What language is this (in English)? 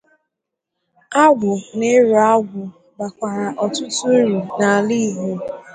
Igbo